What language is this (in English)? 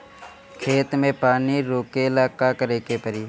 Bhojpuri